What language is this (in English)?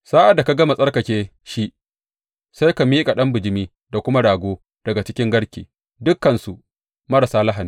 Hausa